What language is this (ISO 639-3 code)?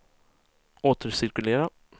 swe